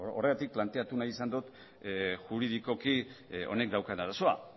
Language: Basque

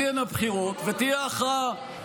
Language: Hebrew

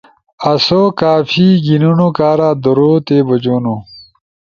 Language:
Ushojo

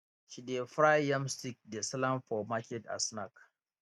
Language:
Nigerian Pidgin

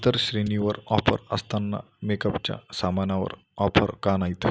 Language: Marathi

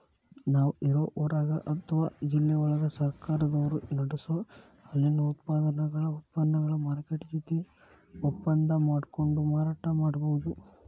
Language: Kannada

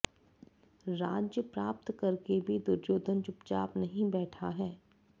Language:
Sanskrit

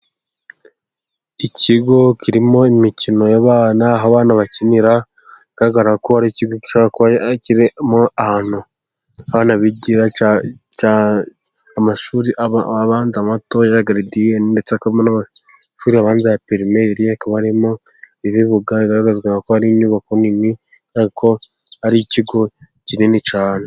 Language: Kinyarwanda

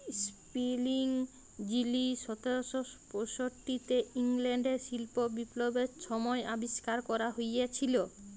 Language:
Bangla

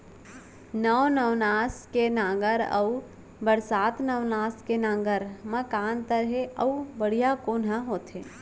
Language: Chhattisgarhi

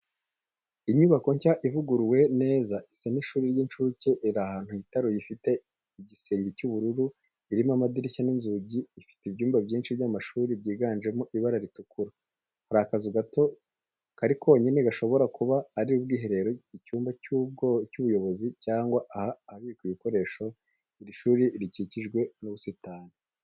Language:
Kinyarwanda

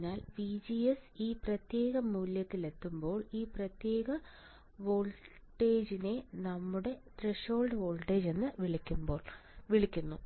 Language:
Malayalam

